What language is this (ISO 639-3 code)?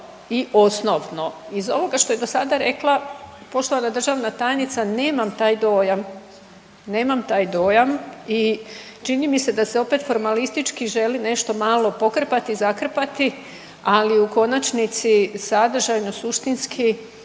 hrv